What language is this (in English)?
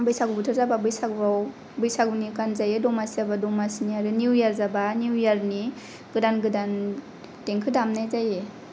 Bodo